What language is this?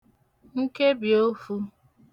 Igbo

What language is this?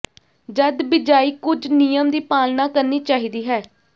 Punjabi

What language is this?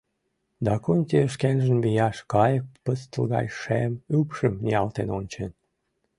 Mari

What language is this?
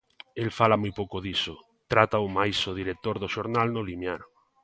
Galician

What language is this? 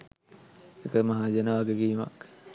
Sinhala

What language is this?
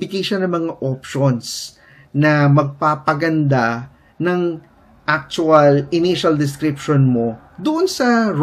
Filipino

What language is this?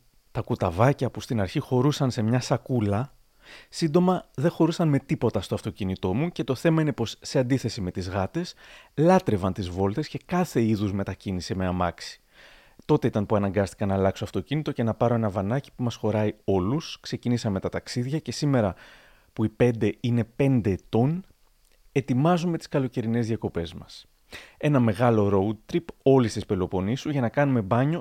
Greek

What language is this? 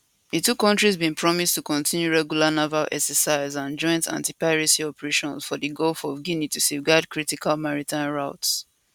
Nigerian Pidgin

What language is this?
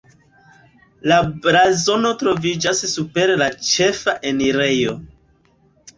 Esperanto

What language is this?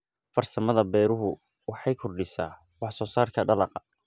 Somali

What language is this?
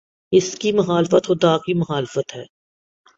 Urdu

